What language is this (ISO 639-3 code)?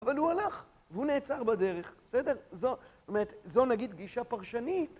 heb